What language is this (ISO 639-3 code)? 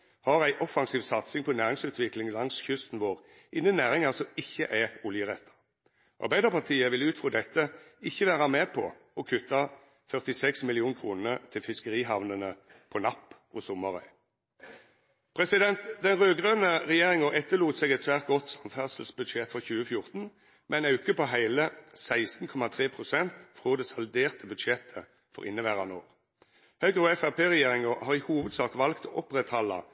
nno